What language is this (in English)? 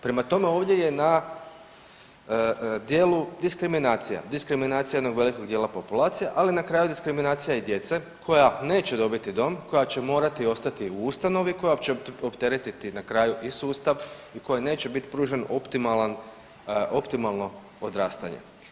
Croatian